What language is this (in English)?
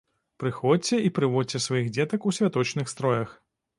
Belarusian